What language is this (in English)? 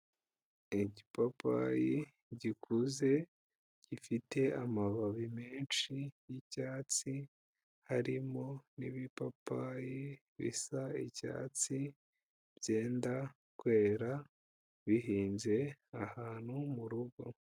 Kinyarwanda